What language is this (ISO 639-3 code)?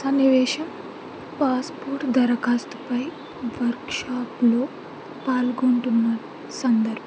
tel